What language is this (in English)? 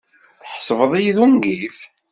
Kabyle